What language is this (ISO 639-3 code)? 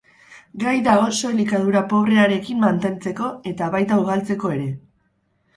eus